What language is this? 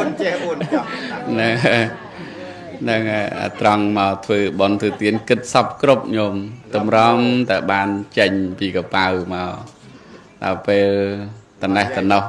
Thai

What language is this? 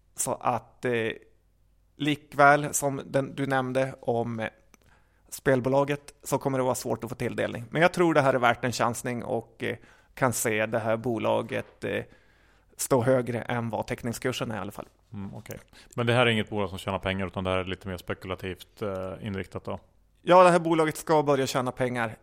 Swedish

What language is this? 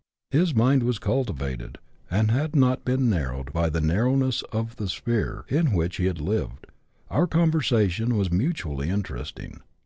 English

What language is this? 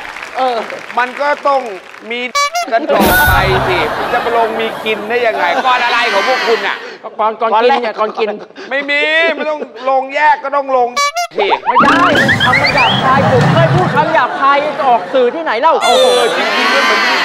Thai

